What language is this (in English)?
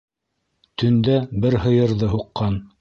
Bashkir